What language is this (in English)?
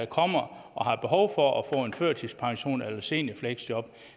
Danish